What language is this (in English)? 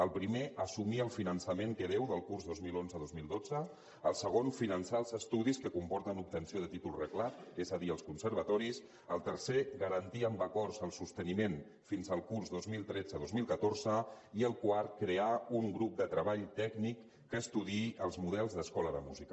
Catalan